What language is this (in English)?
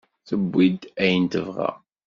Kabyle